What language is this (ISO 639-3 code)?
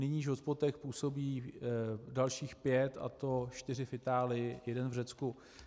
ces